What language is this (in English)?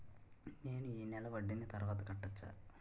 Telugu